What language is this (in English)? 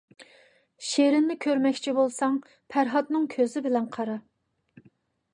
Uyghur